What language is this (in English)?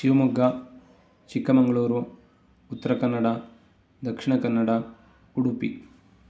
Sanskrit